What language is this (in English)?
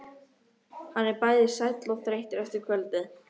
Icelandic